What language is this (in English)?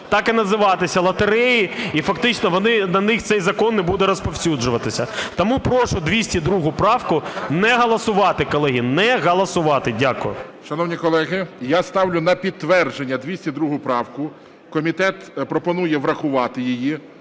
Ukrainian